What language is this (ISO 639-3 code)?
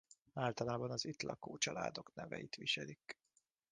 hun